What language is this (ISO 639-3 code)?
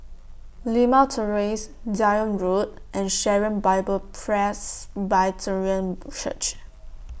eng